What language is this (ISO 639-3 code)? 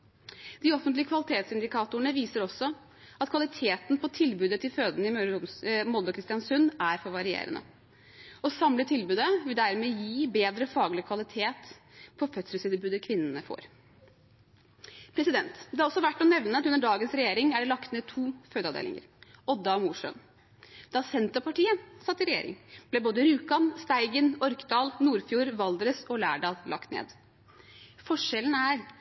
nob